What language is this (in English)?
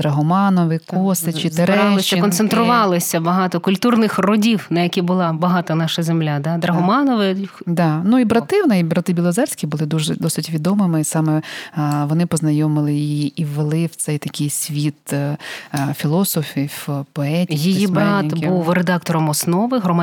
Ukrainian